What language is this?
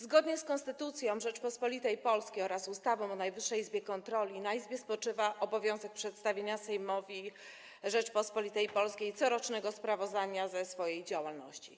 Polish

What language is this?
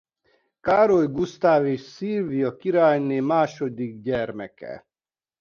Hungarian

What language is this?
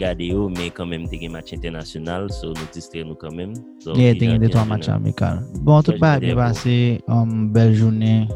French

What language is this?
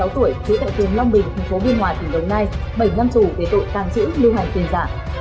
Vietnamese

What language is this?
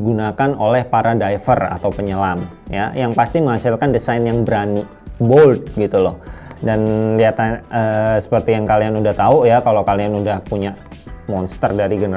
Indonesian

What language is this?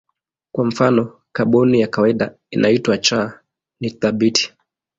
Swahili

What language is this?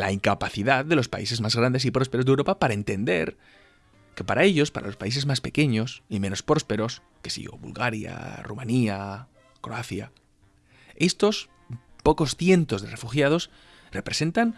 Spanish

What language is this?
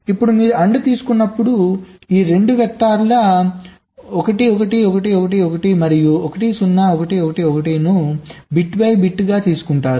Telugu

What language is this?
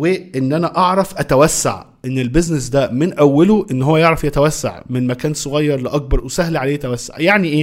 Arabic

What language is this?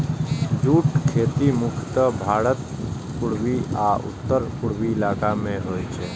Maithili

